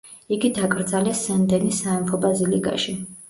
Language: Georgian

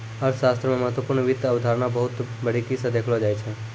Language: Maithili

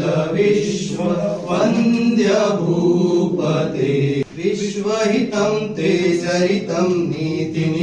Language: Romanian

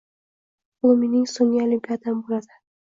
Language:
Uzbek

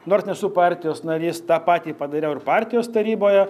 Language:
Lithuanian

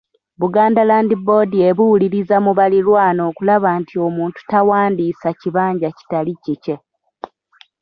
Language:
Ganda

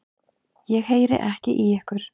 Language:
Icelandic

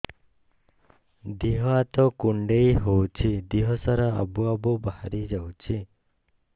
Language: Odia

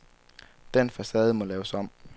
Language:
Danish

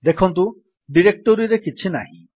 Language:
Odia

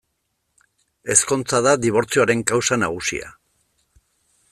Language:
Basque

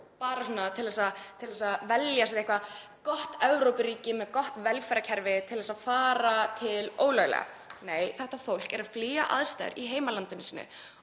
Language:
Icelandic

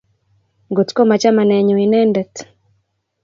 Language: Kalenjin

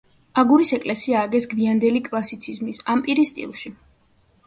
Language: Georgian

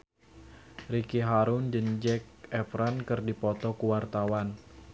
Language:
Sundanese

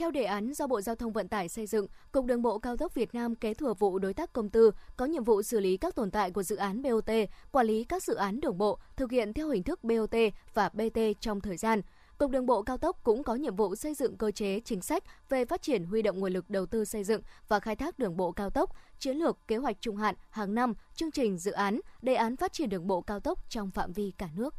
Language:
Vietnamese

